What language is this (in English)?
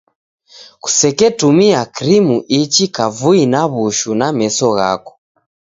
Taita